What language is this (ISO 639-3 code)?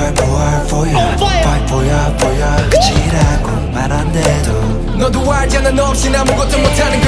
ron